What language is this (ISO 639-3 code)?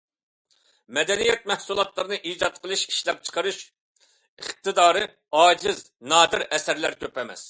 uig